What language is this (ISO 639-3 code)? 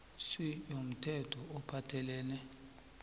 nbl